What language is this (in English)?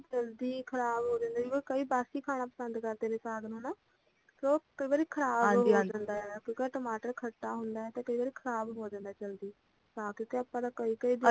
Punjabi